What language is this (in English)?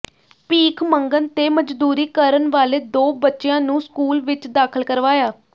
Punjabi